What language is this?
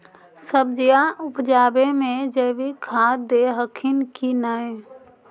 Magahi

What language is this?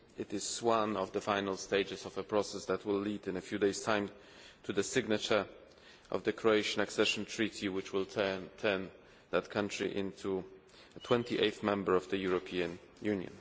English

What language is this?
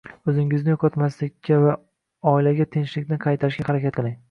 Uzbek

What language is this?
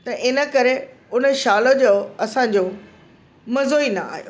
Sindhi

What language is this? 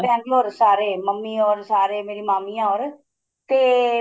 Punjabi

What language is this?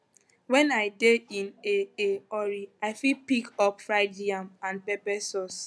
Nigerian Pidgin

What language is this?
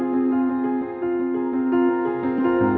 Indonesian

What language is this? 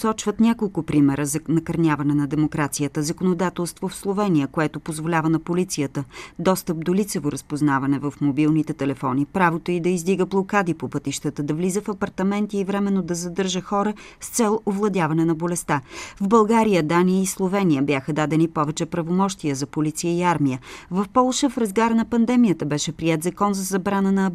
Bulgarian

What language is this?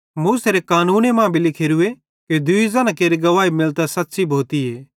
Bhadrawahi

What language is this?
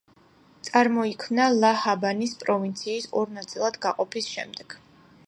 Georgian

